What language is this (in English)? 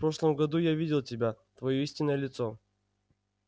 Russian